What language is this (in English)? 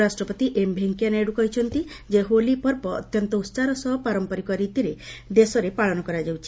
Odia